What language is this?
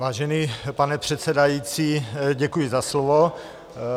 Czech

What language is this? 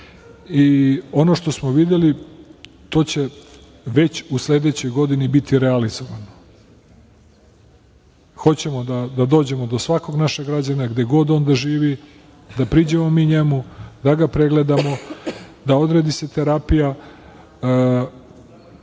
Serbian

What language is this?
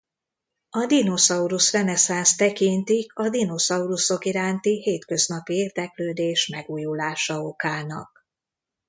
Hungarian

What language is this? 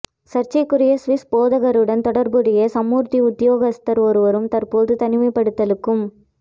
Tamil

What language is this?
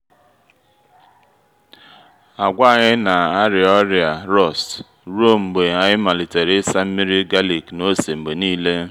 Igbo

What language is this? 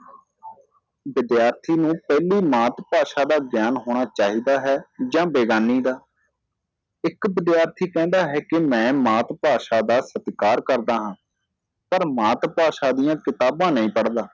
Punjabi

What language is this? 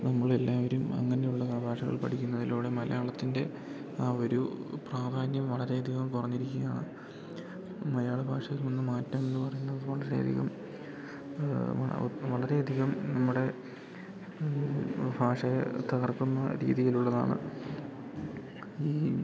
Malayalam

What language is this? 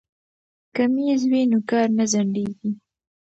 Pashto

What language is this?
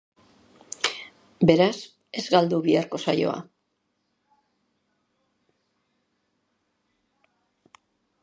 Basque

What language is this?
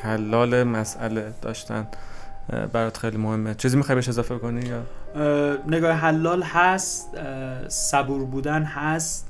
Persian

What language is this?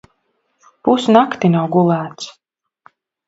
Latvian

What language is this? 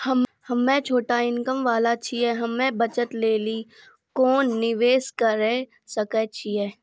Maithili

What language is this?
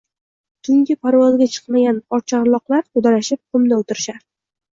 Uzbek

